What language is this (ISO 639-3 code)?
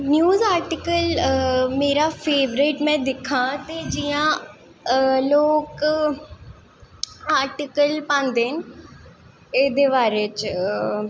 doi